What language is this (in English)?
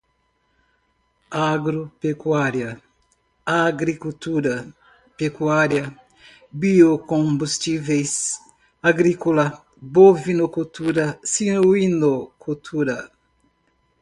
Portuguese